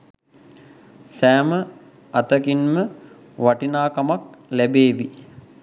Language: Sinhala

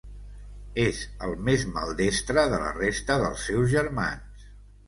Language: Catalan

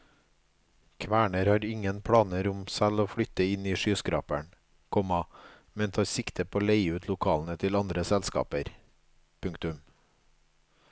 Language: Norwegian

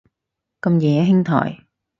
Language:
Cantonese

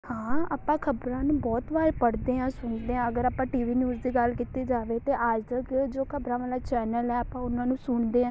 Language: Punjabi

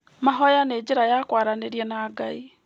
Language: Kikuyu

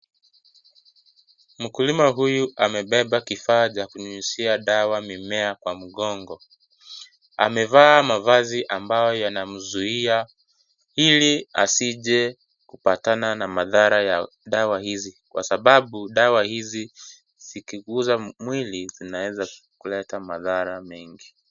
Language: Swahili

